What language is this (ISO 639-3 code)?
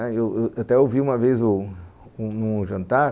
por